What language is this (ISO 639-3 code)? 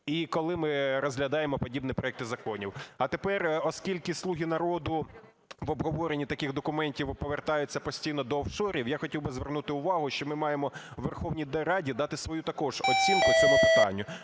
ukr